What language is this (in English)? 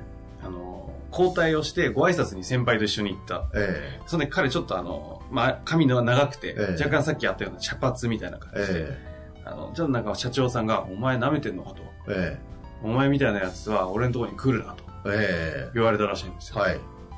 Japanese